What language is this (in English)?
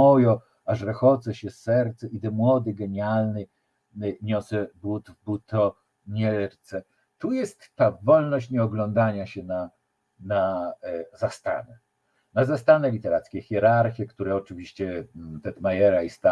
Polish